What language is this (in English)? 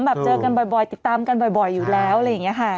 Thai